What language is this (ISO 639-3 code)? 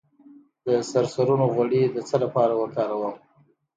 pus